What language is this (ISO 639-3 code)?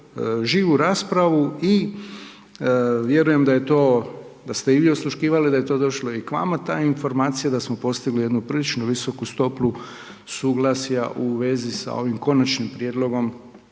hrv